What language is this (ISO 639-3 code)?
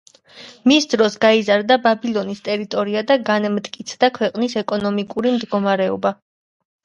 kat